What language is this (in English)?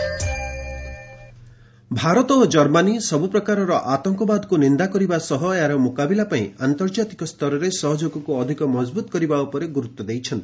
Odia